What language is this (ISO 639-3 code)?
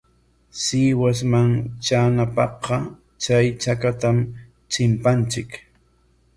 qwa